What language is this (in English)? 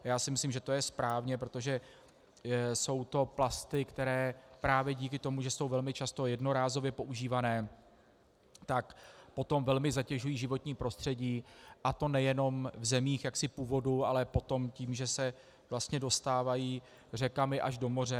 Czech